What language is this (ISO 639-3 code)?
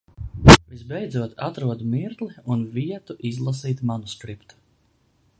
lav